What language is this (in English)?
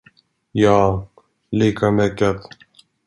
Swedish